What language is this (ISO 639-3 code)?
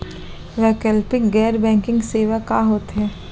hne